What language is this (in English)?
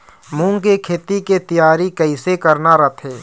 Chhattisgarhi